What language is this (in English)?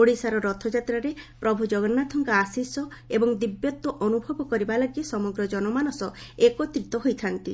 Odia